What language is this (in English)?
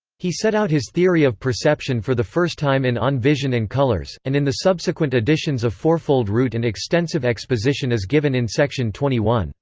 English